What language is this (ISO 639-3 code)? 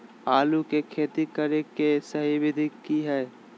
mag